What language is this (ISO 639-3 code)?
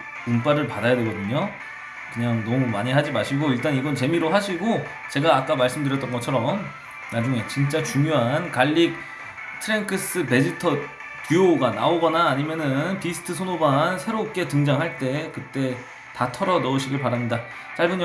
kor